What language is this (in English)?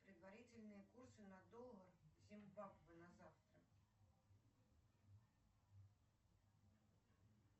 Russian